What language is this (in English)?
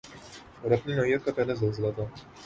Urdu